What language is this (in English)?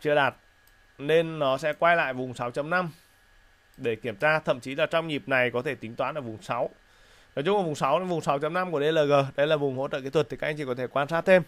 Vietnamese